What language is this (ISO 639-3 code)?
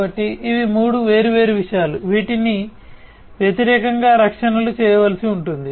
tel